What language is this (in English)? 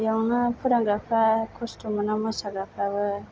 Bodo